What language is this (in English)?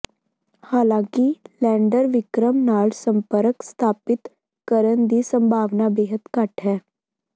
Punjabi